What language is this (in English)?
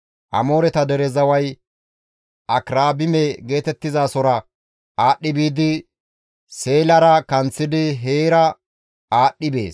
Gamo